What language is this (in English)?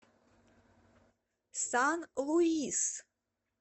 Russian